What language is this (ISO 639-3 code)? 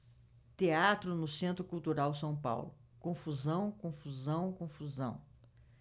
por